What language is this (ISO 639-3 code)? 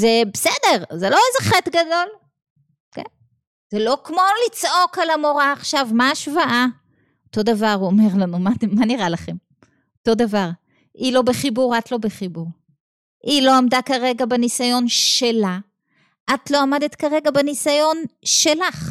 heb